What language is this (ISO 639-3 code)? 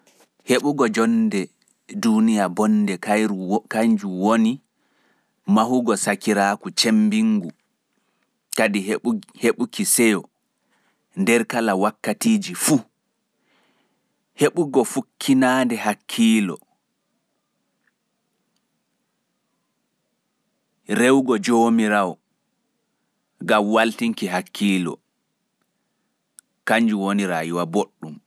fuf